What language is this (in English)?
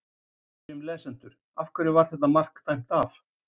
Icelandic